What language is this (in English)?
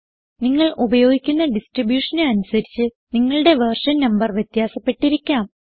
Malayalam